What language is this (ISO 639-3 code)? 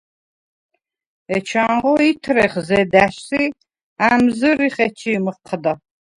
sva